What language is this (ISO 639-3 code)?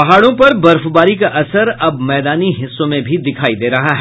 hin